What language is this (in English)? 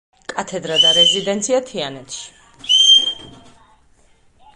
Georgian